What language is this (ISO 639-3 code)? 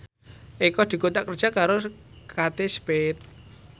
jav